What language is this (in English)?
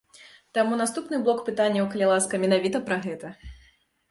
Belarusian